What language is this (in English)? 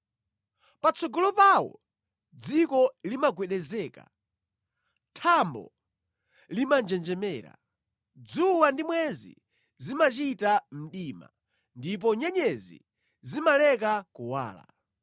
Nyanja